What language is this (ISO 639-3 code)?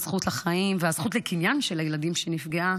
heb